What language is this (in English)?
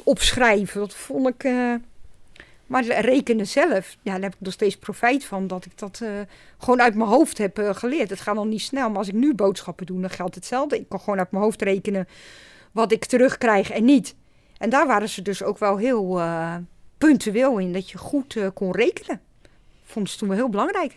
Dutch